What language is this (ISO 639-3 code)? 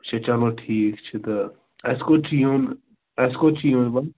kas